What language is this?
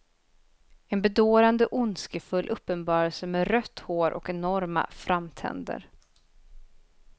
Swedish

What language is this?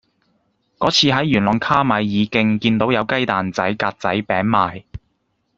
Cantonese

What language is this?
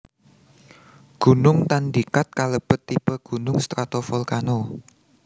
Javanese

